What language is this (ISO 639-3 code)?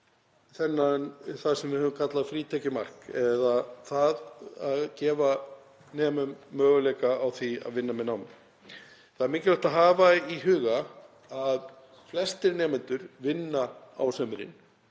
isl